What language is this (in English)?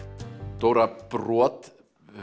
Icelandic